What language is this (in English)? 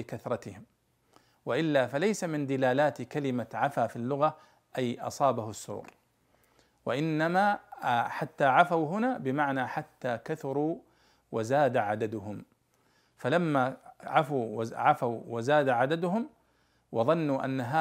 Arabic